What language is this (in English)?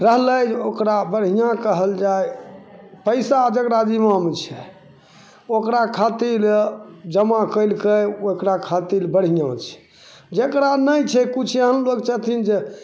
Maithili